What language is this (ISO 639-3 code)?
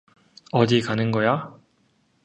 kor